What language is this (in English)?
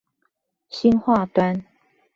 Chinese